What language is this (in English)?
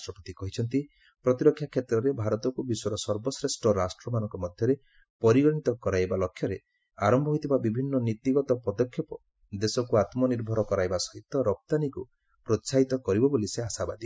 Odia